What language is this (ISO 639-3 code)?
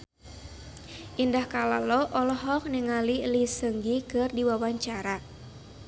sun